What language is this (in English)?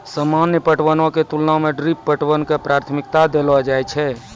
Maithili